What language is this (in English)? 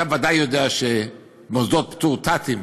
Hebrew